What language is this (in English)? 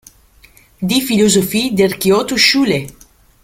Italian